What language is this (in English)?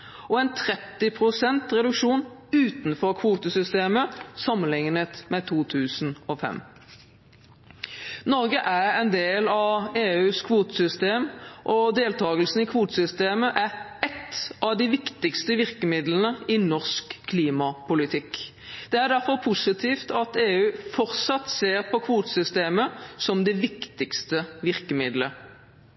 Norwegian Bokmål